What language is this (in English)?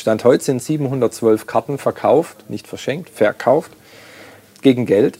German